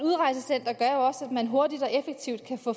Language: Danish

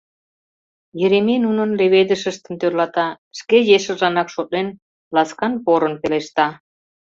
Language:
Mari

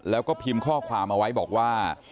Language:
Thai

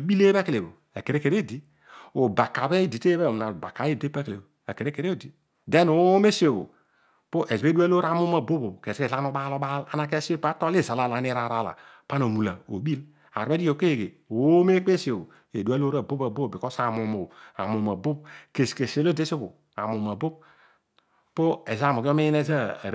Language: Odual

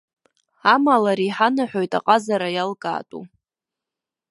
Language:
Abkhazian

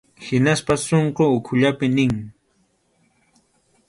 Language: Arequipa-La Unión Quechua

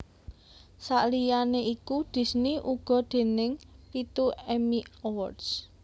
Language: Javanese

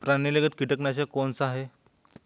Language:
Hindi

